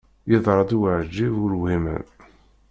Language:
Kabyle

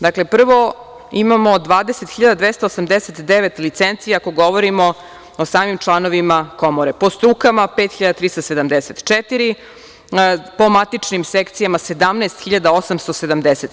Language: Serbian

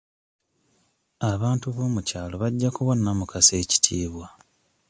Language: Ganda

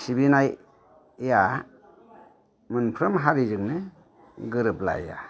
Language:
Bodo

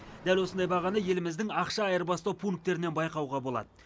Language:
Kazakh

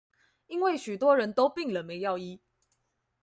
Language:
Chinese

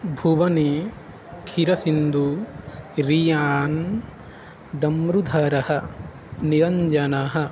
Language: Sanskrit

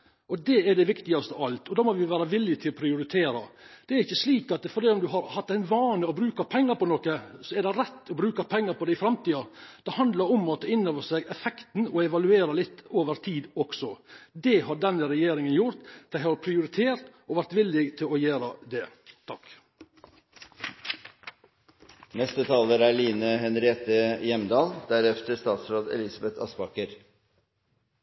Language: Norwegian Nynorsk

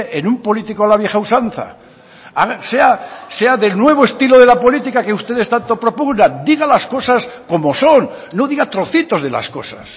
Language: Spanish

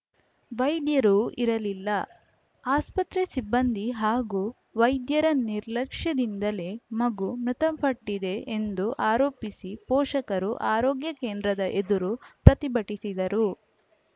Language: Kannada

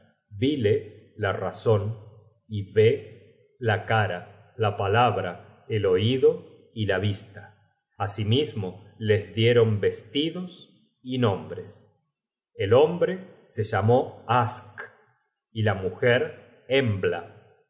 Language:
Spanish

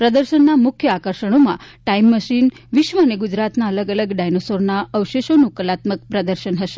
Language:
Gujarati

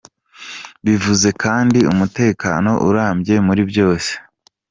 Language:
Kinyarwanda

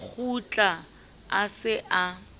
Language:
Southern Sotho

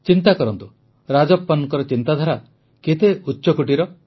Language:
Odia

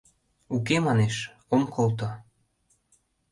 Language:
Mari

